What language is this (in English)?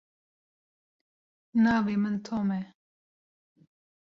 Kurdish